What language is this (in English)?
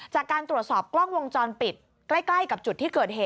Thai